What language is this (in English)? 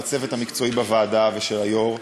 Hebrew